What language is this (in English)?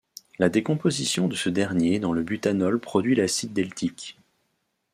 French